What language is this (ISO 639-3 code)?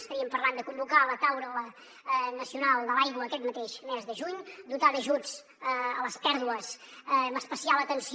cat